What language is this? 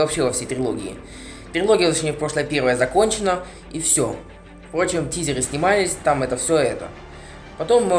Russian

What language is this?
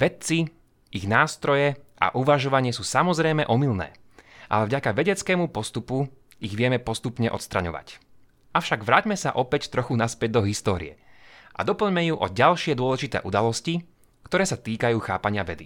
Slovak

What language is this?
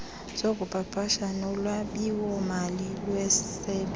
Xhosa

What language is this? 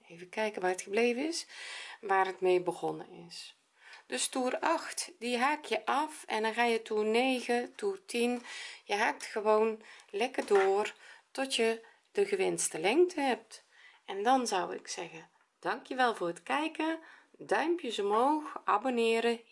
Dutch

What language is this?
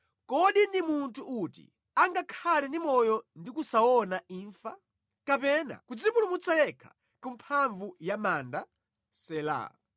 Nyanja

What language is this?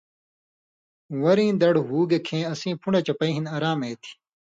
Indus Kohistani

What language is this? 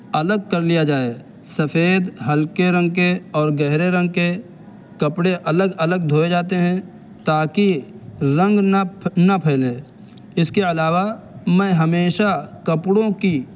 Urdu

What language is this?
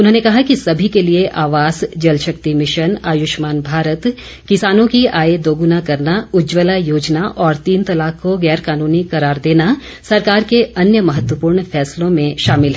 Hindi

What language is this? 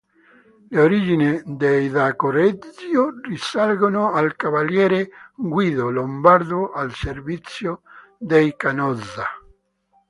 Italian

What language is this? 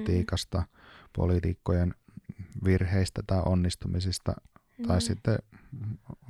Finnish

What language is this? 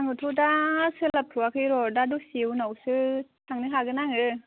Bodo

